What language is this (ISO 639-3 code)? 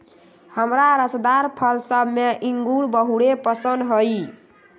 mag